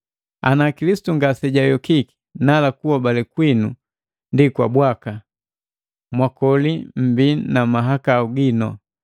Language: Matengo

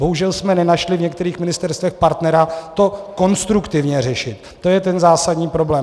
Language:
Czech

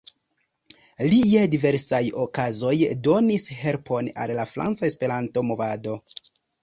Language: Esperanto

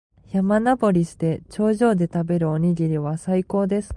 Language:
Japanese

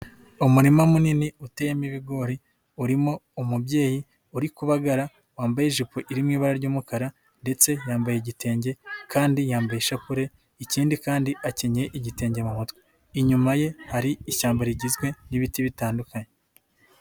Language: Kinyarwanda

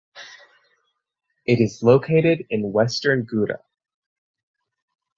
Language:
English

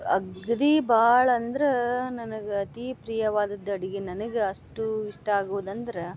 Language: Kannada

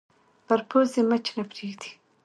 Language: Pashto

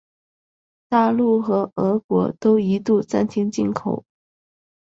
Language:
Chinese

